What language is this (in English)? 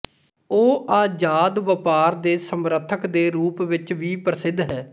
Punjabi